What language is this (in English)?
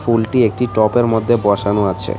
Bangla